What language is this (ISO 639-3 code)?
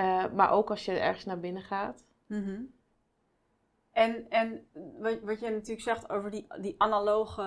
nld